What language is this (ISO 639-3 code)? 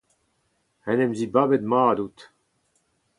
bre